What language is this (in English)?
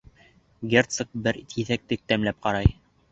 Bashkir